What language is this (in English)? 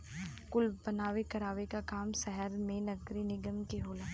Bhojpuri